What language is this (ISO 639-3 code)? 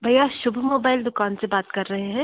hin